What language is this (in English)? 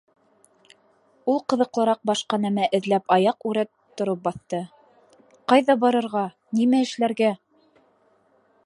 Bashkir